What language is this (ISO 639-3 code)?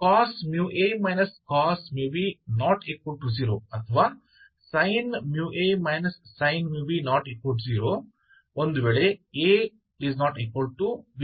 kan